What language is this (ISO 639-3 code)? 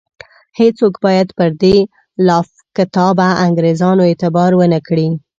pus